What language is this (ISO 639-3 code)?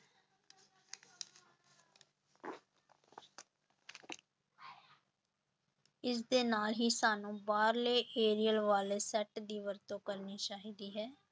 pan